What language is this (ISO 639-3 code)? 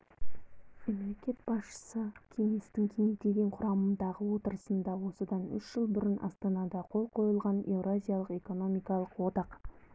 kaz